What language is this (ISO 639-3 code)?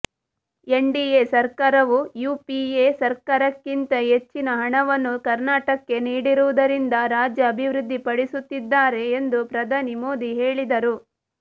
kan